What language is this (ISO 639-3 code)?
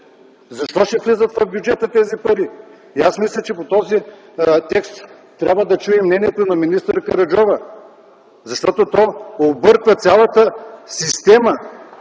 bul